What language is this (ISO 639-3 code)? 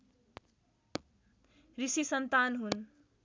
nep